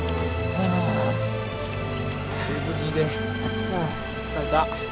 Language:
Japanese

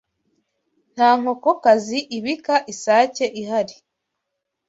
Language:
Kinyarwanda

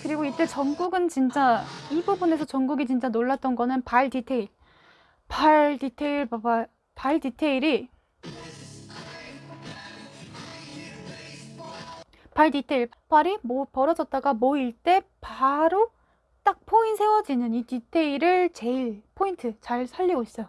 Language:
Korean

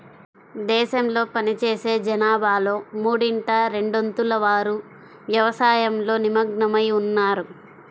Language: Telugu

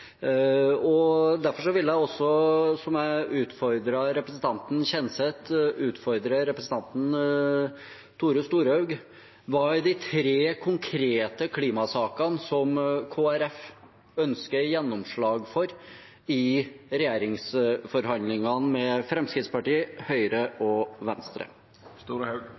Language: Norwegian Bokmål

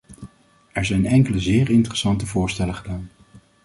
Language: Dutch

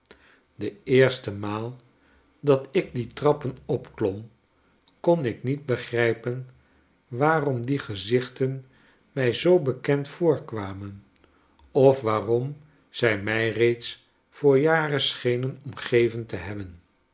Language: Dutch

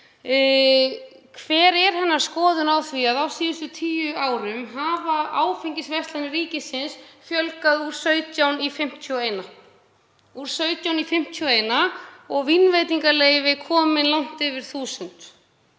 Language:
Icelandic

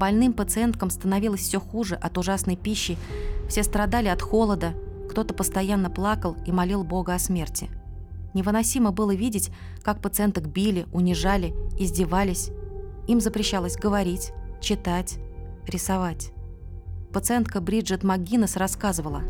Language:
Russian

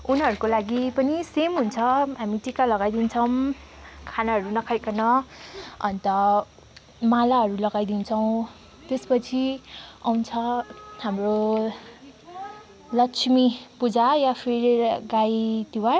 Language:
Nepali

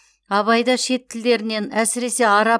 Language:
Kazakh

